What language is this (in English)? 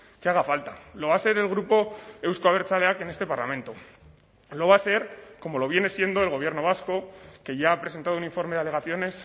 Spanish